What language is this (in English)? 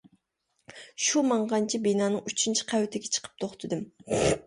Uyghur